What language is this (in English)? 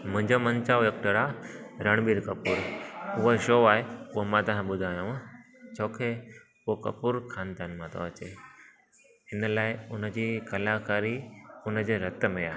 Sindhi